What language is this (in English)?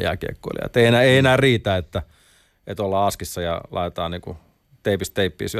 Finnish